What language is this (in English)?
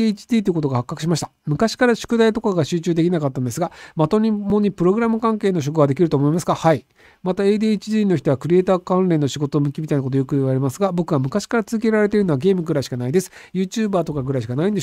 Japanese